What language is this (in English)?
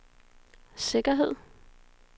Danish